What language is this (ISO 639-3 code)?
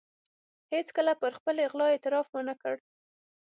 pus